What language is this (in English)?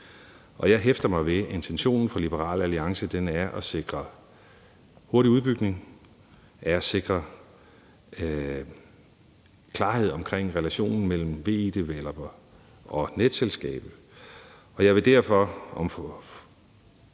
Danish